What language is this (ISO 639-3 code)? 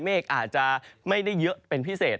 tha